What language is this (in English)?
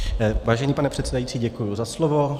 Czech